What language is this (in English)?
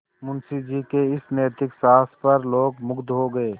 Hindi